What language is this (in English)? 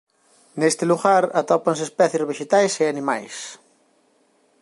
Galician